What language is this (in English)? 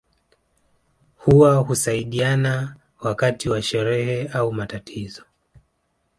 Swahili